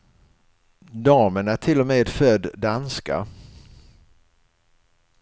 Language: Swedish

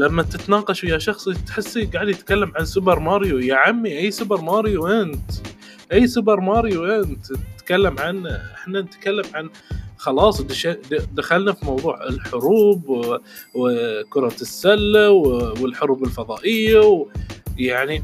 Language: Arabic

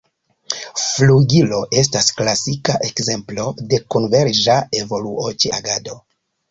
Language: Esperanto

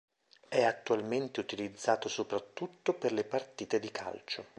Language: Italian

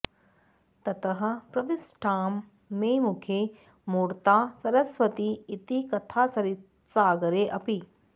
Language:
Sanskrit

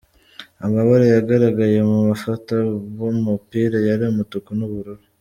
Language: Kinyarwanda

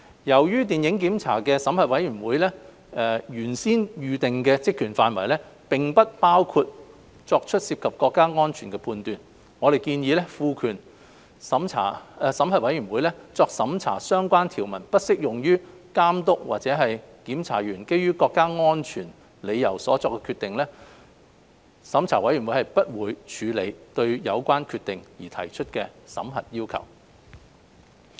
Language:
Cantonese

